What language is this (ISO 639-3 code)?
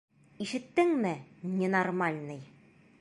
bak